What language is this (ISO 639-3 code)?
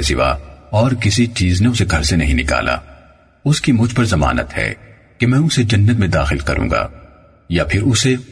urd